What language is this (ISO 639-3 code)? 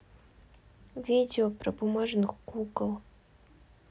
rus